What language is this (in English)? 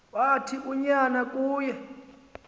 Xhosa